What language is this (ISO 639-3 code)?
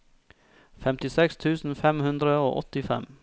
nor